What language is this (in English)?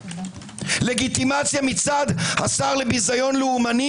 Hebrew